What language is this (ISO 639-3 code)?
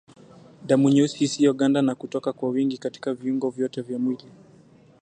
swa